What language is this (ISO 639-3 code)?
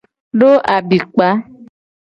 gej